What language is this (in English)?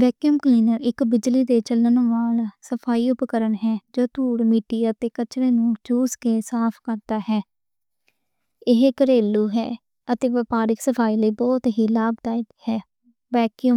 Western Panjabi